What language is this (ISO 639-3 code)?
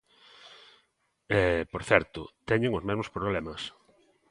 glg